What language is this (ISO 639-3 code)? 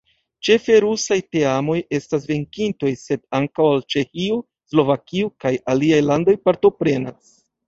epo